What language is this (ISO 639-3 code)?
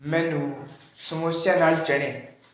pan